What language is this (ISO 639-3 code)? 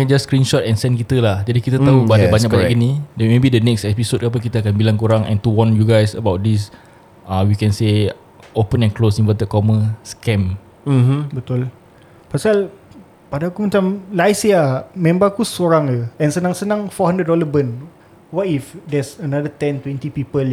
msa